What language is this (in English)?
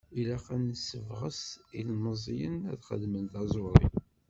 Kabyle